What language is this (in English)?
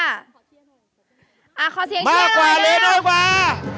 Thai